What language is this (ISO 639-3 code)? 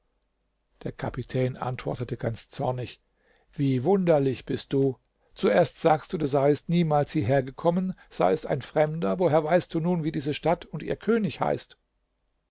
deu